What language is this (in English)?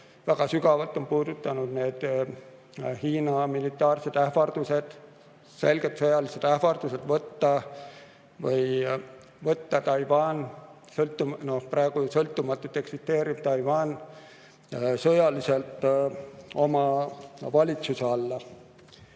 Estonian